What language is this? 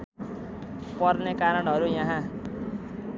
Nepali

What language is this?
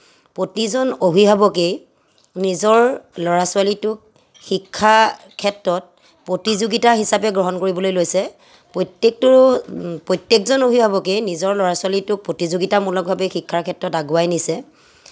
Assamese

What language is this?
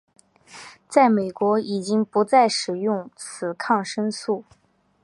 Chinese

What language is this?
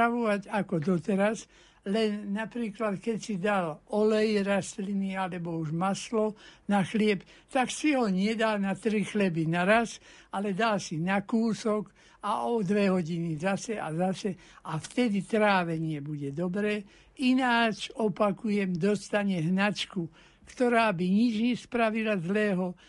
Slovak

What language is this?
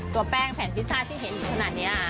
Thai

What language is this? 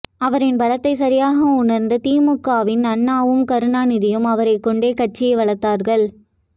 Tamil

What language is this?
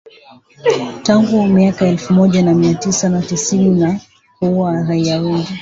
Swahili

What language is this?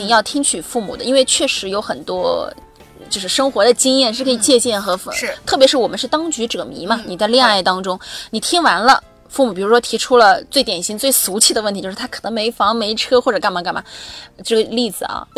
Chinese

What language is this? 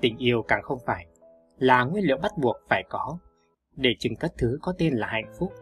Vietnamese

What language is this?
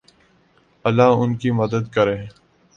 Urdu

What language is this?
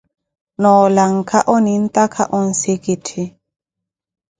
Koti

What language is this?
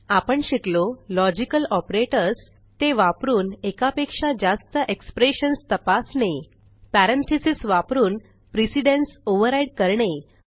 Marathi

